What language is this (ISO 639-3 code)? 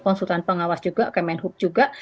ind